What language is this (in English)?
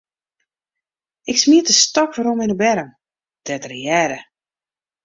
Western Frisian